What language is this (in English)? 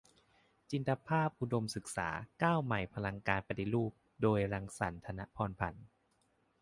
Thai